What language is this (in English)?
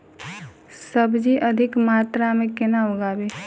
Maithili